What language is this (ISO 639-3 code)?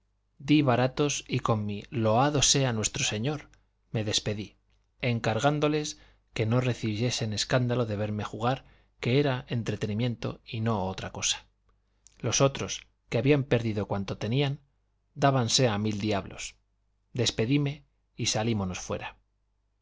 spa